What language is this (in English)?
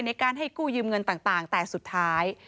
Thai